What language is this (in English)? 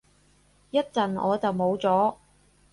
Cantonese